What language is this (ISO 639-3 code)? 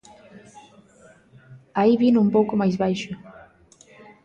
glg